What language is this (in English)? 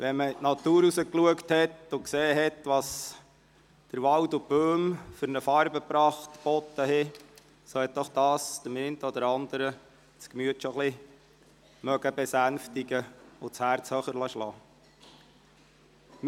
Swiss German